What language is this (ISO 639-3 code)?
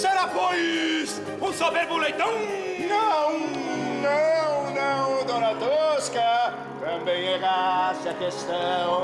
por